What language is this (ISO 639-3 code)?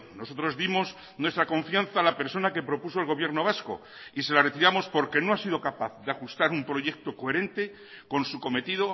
spa